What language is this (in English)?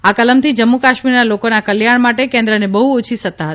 Gujarati